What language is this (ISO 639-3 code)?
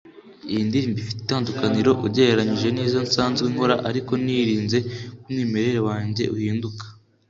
kin